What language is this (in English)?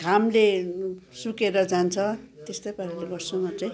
Nepali